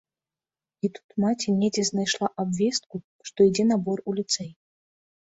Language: Belarusian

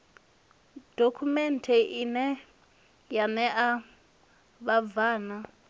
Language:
Venda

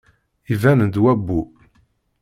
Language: Kabyle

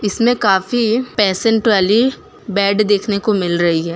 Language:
Hindi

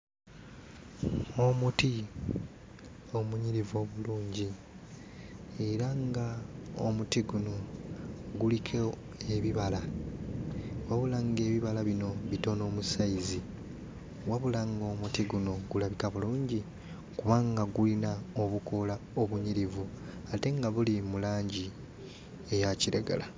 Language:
Ganda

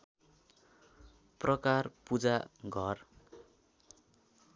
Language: Nepali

